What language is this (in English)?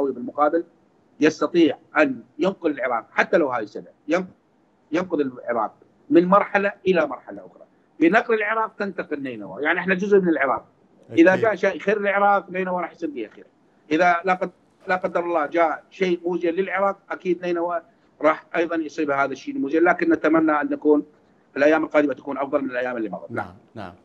Arabic